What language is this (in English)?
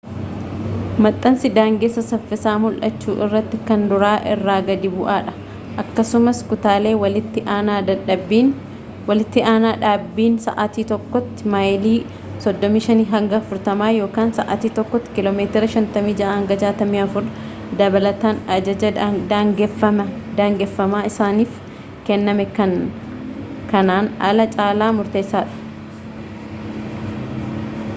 Oromo